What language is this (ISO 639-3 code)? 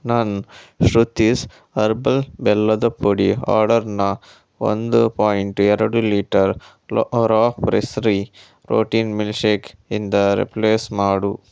kan